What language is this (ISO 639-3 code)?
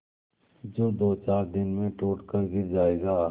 hin